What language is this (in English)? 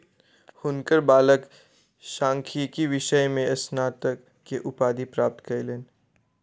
Maithili